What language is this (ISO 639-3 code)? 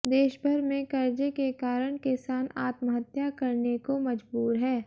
hin